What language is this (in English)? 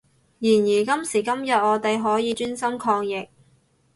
Cantonese